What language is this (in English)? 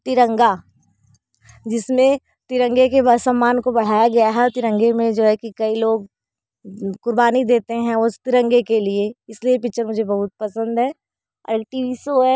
Hindi